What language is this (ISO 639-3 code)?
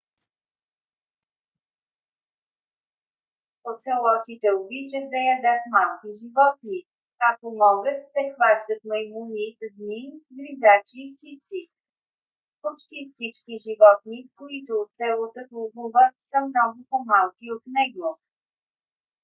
bul